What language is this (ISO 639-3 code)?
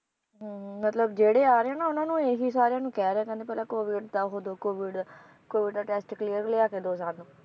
pan